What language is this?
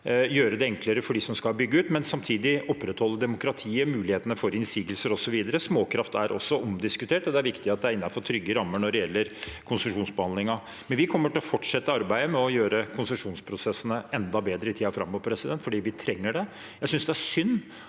Norwegian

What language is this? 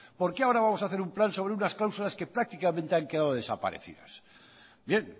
Spanish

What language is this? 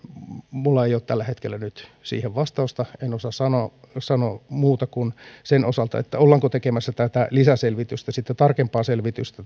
Finnish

